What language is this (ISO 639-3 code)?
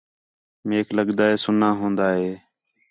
xhe